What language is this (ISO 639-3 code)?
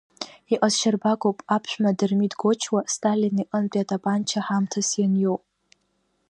abk